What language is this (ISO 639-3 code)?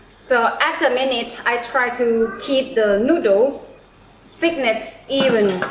eng